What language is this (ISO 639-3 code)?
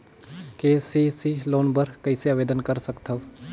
hne